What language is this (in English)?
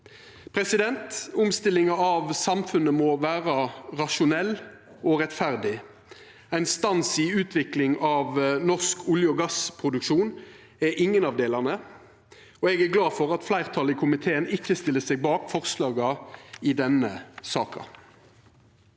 Norwegian